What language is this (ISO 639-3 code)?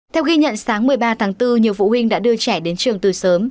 vie